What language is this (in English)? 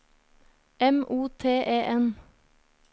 Norwegian